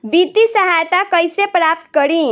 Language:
Bhojpuri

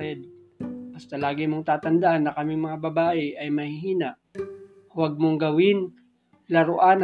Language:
Filipino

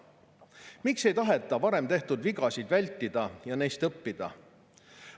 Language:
Estonian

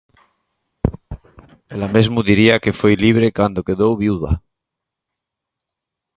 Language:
Galician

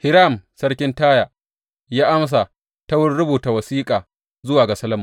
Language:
Hausa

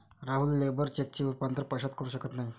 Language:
Marathi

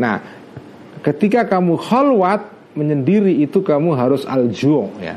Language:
Indonesian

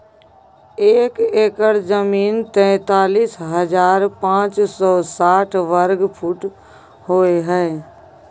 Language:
Maithili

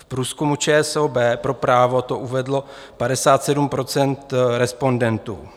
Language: Czech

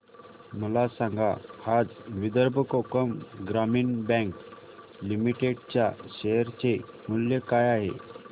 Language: Marathi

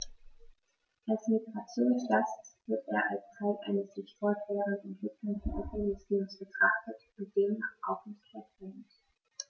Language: German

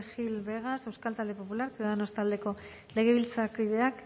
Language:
Basque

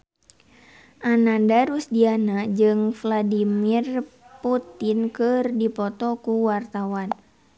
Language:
Sundanese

